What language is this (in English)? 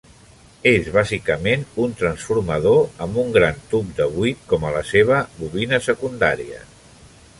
Catalan